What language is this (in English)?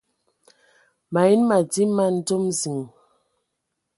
Ewondo